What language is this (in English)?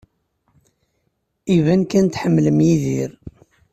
Kabyle